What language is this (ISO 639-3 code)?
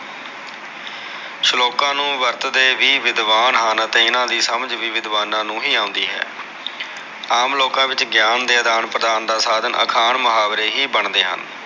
pan